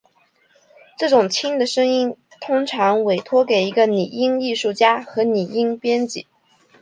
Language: Chinese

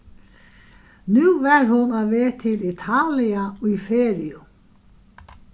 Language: Faroese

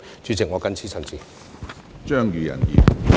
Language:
Cantonese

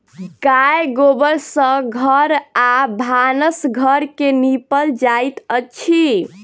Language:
Maithili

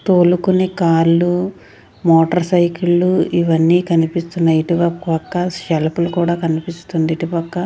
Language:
Telugu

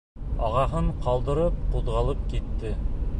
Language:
Bashkir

